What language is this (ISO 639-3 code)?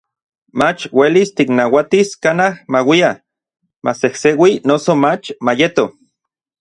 nlv